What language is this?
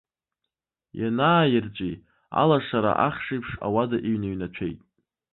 Abkhazian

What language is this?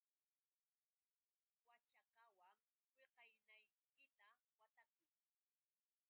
Yauyos Quechua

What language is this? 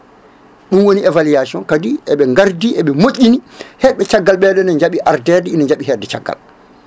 Fula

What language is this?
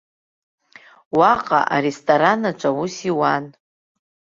Abkhazian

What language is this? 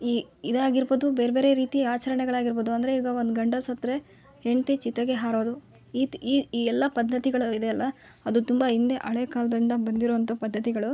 Kannada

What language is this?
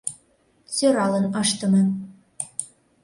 Mari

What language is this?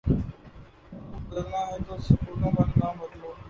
Urdu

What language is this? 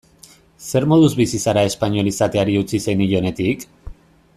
Basque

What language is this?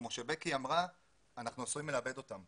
Hebrew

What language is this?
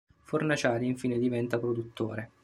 Italian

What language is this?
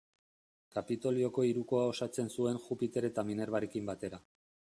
Basque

